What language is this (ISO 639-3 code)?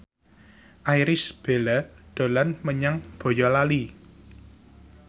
jav